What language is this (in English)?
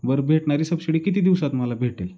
Marathi